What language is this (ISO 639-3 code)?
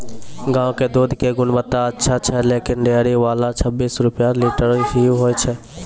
mai